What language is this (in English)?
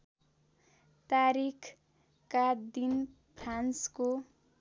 Nepali